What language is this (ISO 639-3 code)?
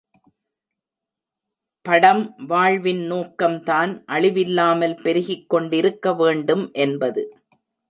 tam